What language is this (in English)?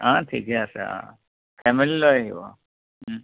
Assamese